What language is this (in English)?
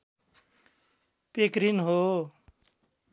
Nepali